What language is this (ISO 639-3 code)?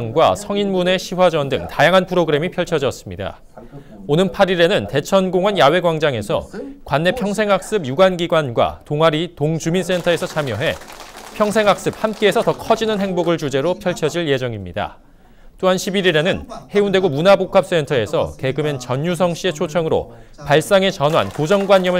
kor